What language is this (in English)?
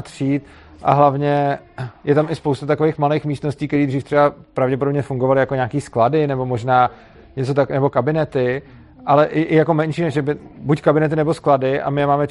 Czech